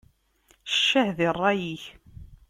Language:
Kabyle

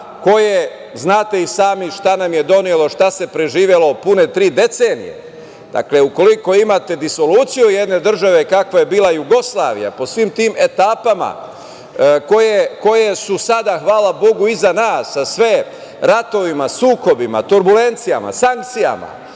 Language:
Serbian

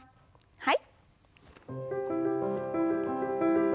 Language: Japanese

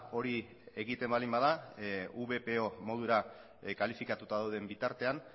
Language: Basque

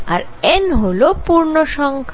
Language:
Bangla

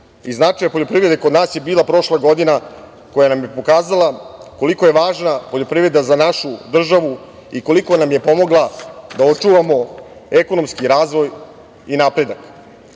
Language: Serbian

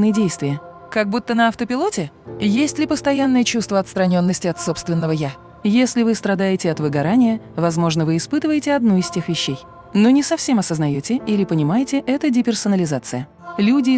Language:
Russian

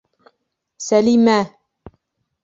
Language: Bashkir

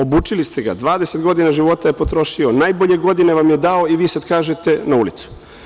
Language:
Serbian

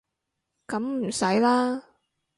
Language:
Cantonese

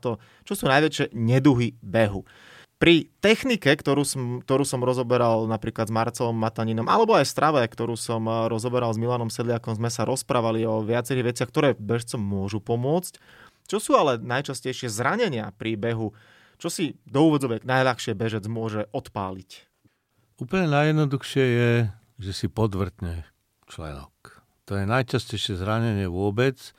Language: Slovak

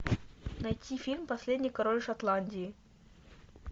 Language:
Russian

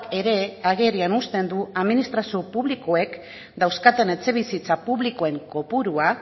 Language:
Basque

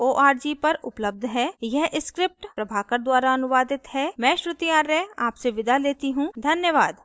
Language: Hindi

